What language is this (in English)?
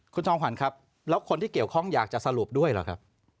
Thai